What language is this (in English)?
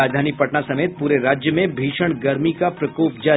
Hindi